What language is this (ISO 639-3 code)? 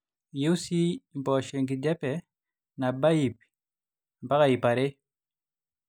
mas